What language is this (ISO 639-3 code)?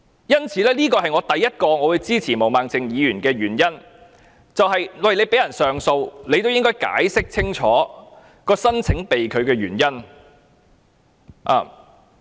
yue